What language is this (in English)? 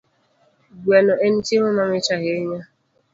Luo (Kenya and Tanzania)